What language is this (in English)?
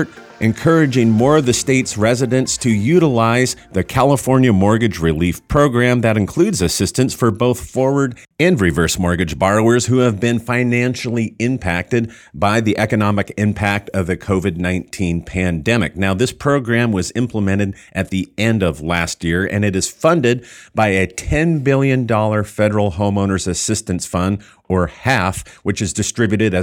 English